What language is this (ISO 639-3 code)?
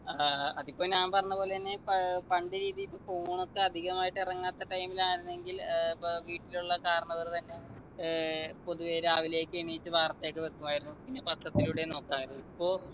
mal